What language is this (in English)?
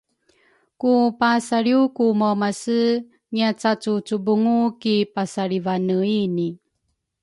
Rukai